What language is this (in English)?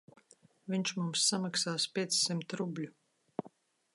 Latvian